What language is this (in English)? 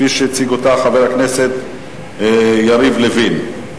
Hebrew